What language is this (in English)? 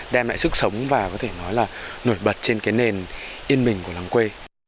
Vietnamese